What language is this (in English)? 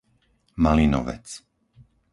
Slovak